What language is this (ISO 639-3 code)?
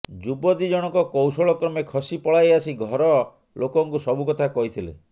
ori